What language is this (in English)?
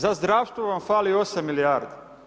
Croatian